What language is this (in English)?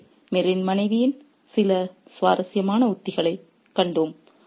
Tamil